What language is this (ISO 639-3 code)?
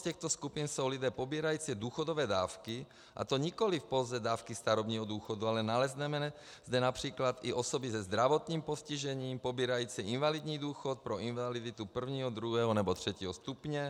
ces